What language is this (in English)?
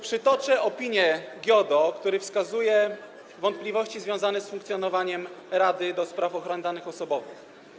Polish